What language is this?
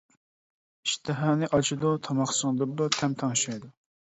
Uyghur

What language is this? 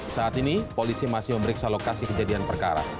Indonesian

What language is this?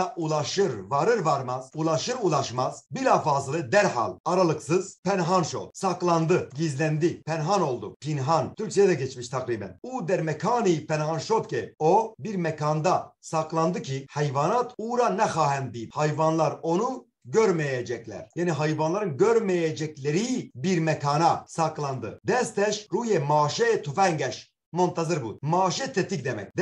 Turkish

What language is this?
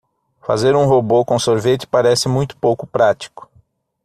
Portuguese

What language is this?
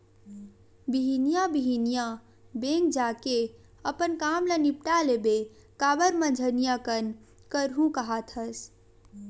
Chhattisgarhi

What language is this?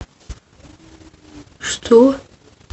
Russian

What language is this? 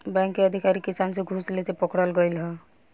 Bhojpuri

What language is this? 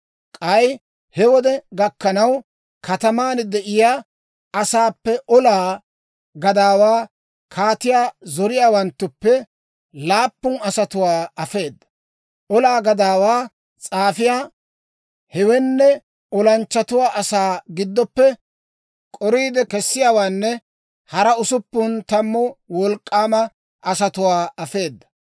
Dawro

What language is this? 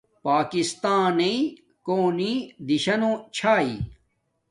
Domaaki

